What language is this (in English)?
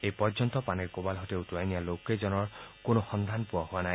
Assamese